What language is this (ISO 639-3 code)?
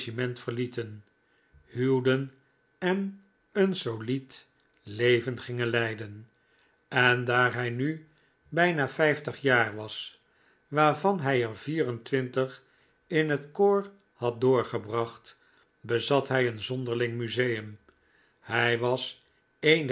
nld